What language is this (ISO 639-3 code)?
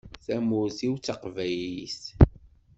kab